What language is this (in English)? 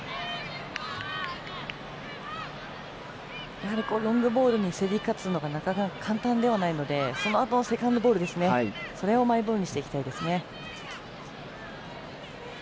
Japanese